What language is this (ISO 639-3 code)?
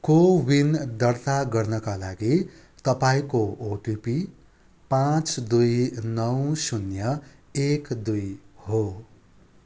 nep